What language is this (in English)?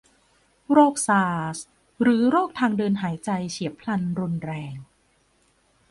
Thai